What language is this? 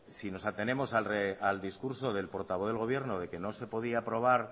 Spanish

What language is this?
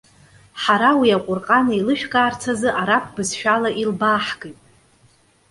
Abkhazian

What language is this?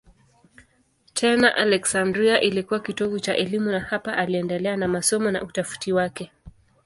Swahili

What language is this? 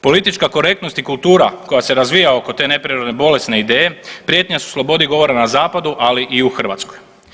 Croatian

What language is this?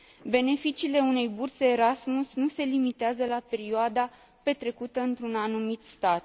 Romanian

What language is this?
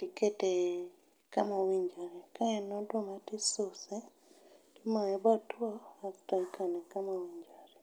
Luo (Kenya and Tanzania)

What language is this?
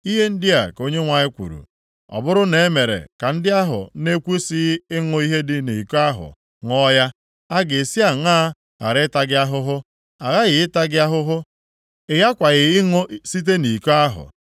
Igbo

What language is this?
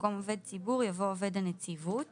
Hebrew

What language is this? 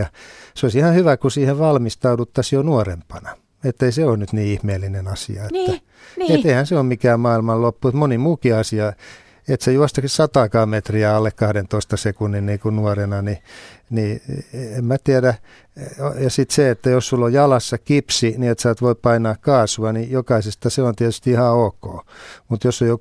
Finnish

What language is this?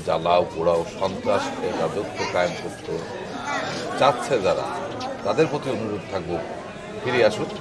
Romanian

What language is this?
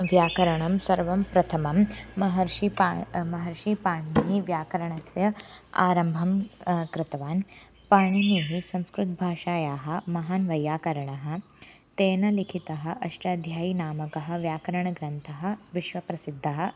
Sanskrit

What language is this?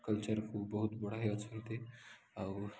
Odia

